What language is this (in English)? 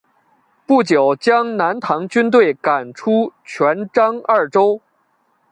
Chinese